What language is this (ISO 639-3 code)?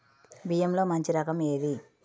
tel